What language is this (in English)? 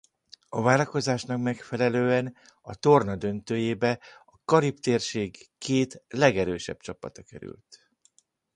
Hungarian